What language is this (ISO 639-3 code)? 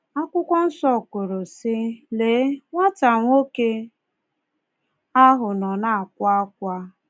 ibo